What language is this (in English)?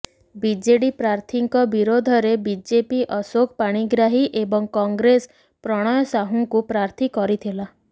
Odia